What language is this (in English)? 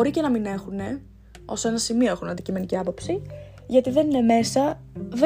Greek